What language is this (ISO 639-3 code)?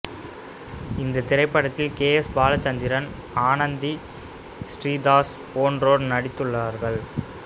tam